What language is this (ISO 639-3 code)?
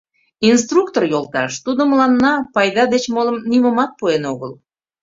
chm